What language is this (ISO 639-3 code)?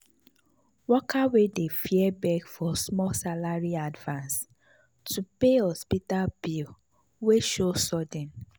pcm